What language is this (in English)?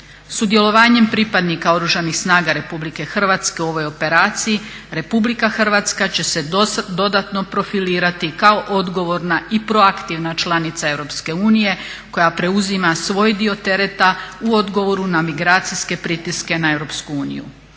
Croatian